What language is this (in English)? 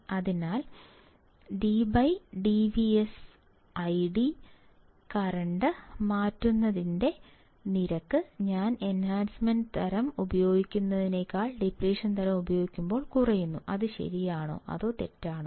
Malayalam